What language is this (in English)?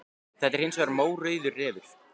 Icelandic